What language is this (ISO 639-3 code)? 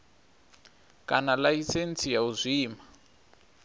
ven